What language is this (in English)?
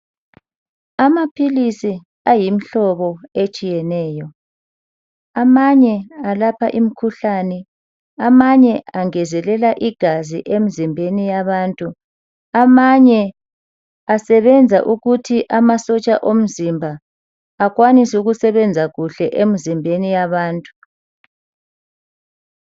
North Ndebele